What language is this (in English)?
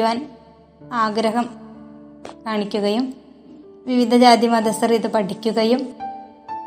Malayalam